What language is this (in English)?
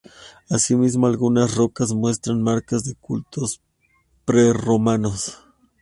Spanish